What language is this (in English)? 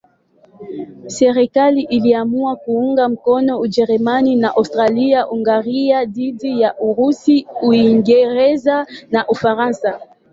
Swahili